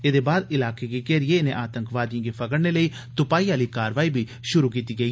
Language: Dogri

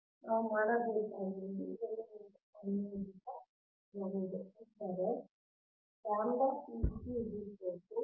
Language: Kannada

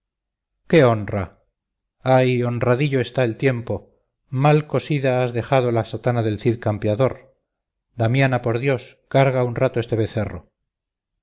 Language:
Spanish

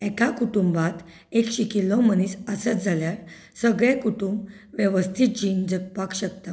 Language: Konkani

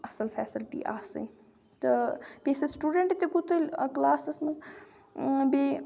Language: Kashmiri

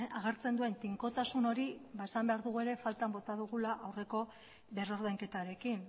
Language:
Basque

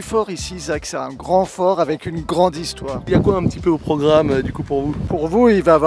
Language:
French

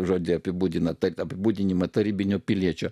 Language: Lithuanian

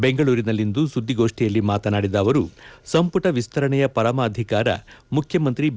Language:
Kannada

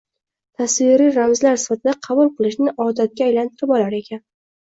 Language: Uzbek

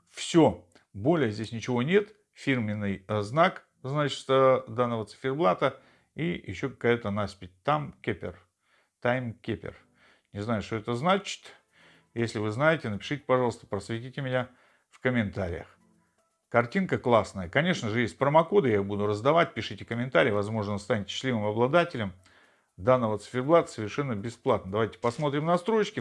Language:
Russian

